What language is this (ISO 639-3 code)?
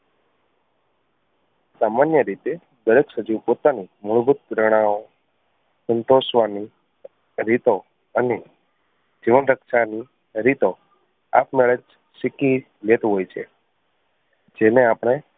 guj